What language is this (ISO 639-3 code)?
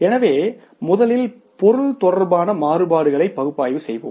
tam